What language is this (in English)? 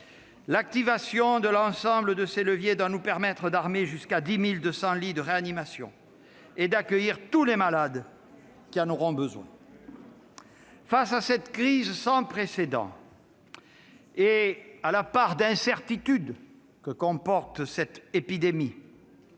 French